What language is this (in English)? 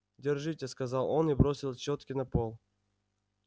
Russian